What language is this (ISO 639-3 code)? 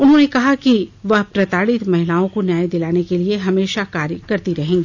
hin